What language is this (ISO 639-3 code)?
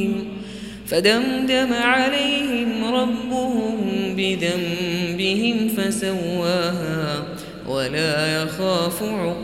ara